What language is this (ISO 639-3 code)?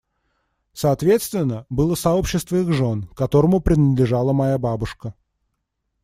rus